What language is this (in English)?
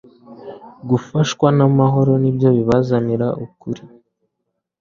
Kinyarwanda